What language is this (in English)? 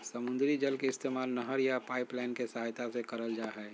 Magahi